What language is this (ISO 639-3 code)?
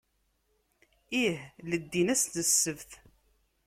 kab